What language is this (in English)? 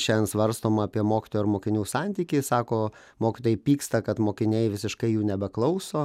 Lithuanian